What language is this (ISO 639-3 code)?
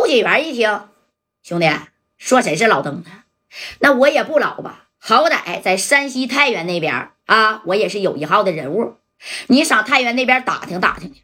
zho